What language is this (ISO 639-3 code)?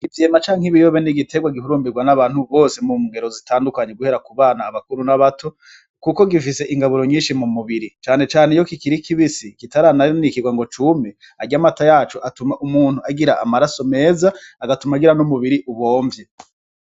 run